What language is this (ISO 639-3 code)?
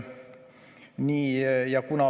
est